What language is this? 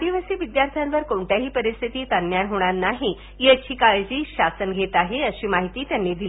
Marathi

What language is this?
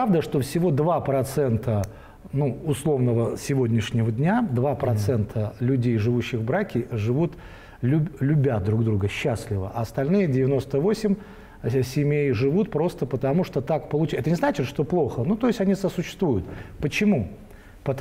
Russian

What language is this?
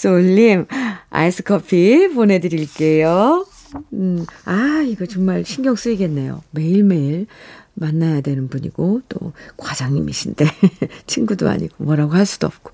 Korean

